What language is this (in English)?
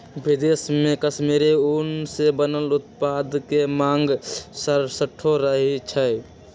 Magahi